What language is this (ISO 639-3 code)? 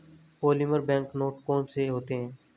hin